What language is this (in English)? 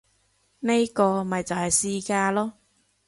Cantonese